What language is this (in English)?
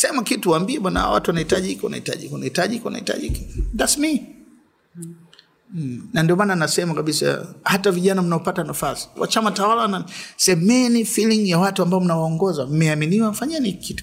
Swahili